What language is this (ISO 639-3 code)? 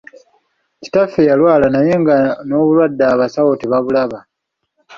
lug